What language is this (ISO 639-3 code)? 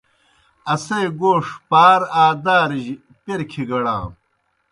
plk